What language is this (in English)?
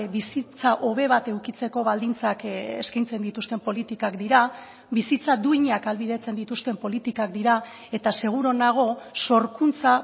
Basque